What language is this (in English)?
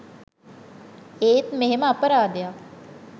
Sinhala